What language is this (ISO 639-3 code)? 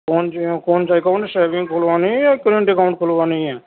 urd